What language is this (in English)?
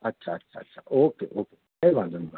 Gujarati